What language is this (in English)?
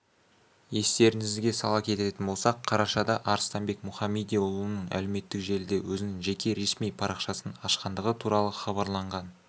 Kazakh